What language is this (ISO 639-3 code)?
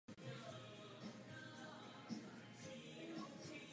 ces